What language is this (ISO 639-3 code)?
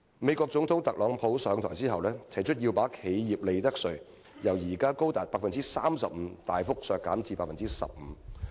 yue